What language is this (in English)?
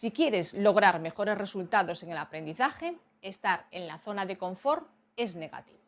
Spanish